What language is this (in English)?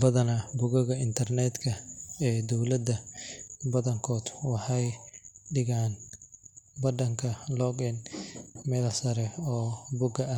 Somali